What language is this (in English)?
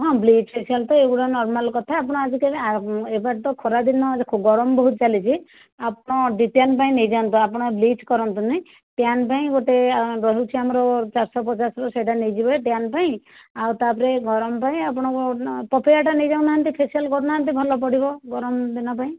Odia